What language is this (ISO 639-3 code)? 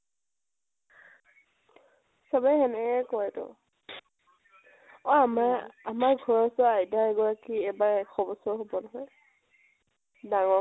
asm